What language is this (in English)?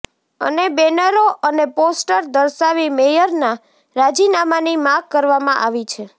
Gujarati